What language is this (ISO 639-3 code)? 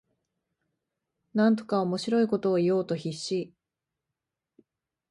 jpn